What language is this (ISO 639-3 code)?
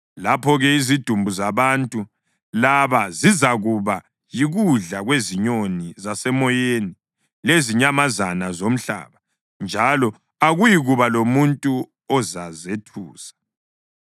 nde